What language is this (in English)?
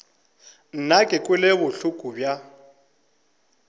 Northern Sotho